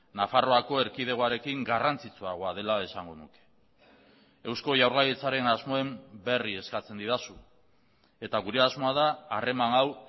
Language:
Basque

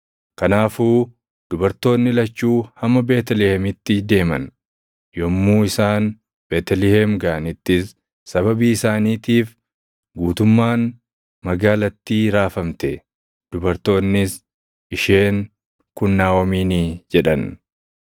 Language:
Oromo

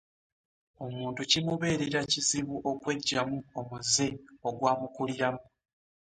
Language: Ganda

